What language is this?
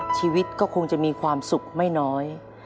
Thai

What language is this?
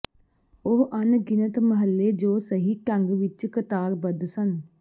Punjabi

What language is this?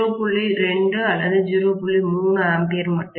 Tamil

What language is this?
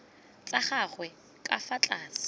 Tswana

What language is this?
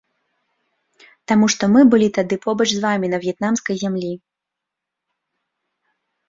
Belarusian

